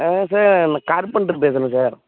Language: Tamil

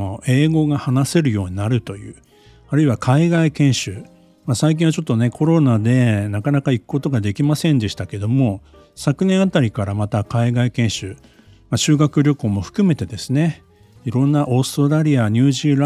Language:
Japanese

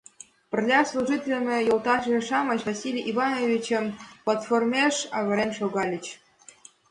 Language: Mari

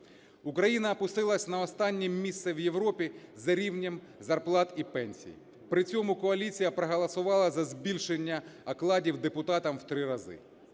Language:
Ukrainian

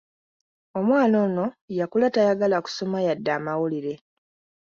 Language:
Ganda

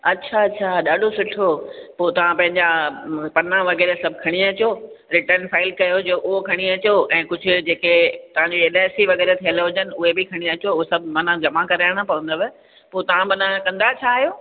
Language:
Sindhi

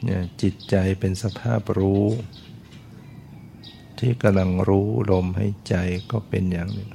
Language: Thai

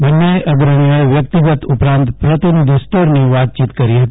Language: Gujarati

